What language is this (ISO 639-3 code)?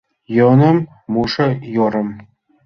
chm